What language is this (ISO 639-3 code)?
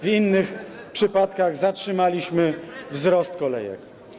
pol